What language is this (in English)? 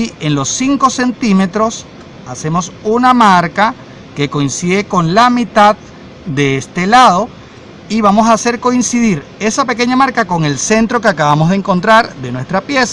Spanish